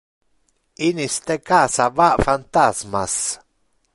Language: Interlingua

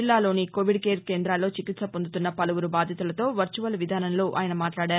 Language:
Telugu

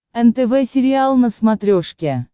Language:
Russian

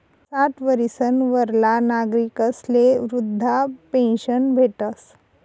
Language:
Marathi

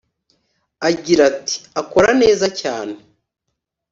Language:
Kinyarwanda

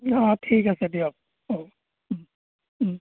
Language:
Assamese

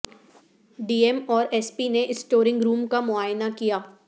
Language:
Urdu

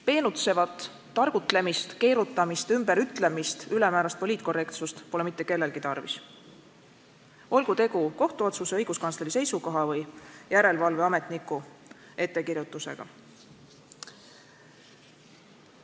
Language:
Estonian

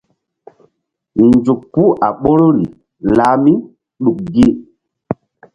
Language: Mbum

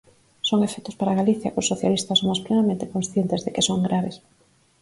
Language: Galician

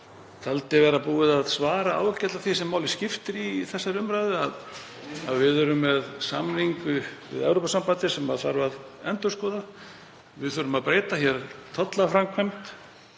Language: Icelandic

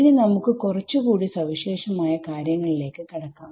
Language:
Malayalam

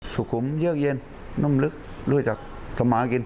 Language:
Thai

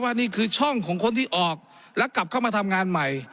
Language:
Thai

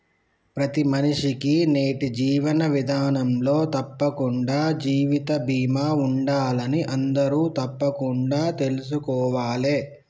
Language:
Telugu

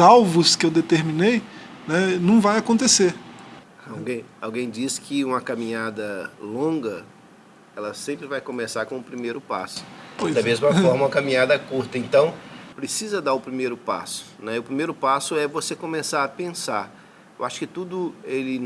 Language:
Portuguese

